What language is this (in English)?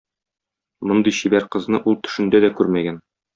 Tatar